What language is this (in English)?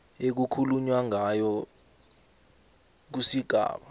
South Ndebele